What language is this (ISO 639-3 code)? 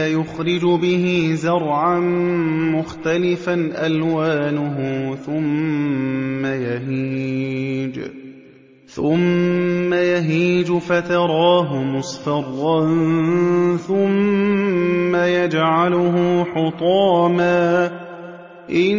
ara